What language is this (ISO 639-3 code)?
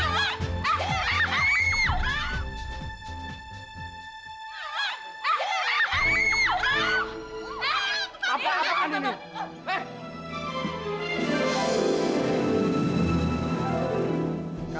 ind